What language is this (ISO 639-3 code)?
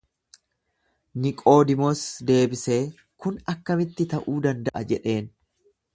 orm